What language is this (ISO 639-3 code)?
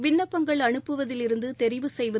tam